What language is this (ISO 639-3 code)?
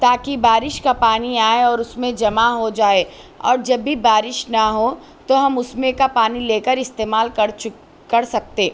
urd